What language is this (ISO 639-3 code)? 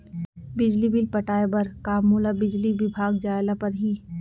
hne